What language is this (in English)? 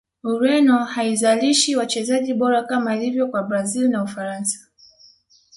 Swahili